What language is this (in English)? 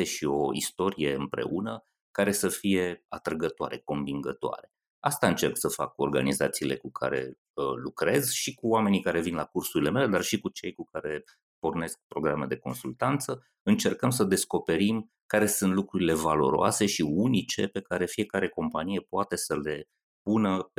Romanian